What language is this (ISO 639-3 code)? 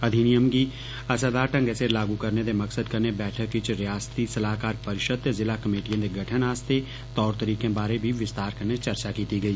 doi